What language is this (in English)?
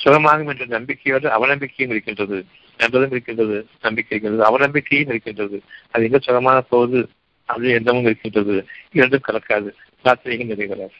Tamil